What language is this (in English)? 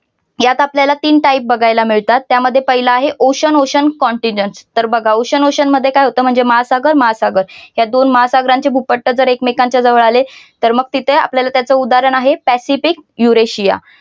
Marathi